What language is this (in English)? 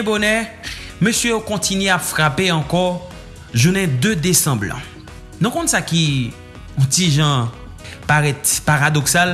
French